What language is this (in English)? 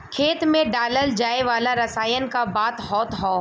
Bhojpuri